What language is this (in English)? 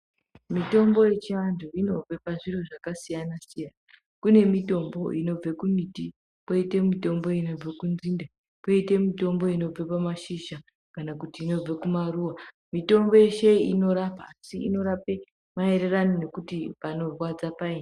Ndau